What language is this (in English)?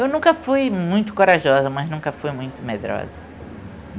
Portuguese